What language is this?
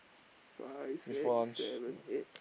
English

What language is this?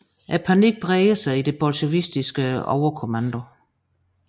Danish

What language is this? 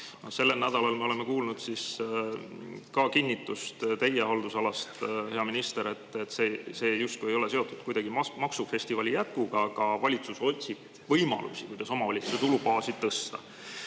Estonian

